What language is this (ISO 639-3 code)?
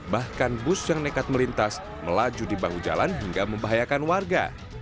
ind